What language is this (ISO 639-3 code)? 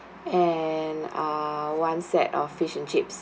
eng